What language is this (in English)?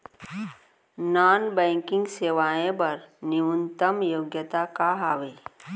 Chhattisgarhi